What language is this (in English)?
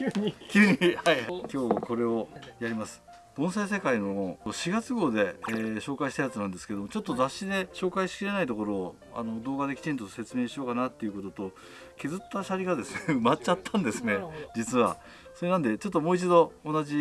Japanese